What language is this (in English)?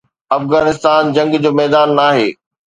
Sindhi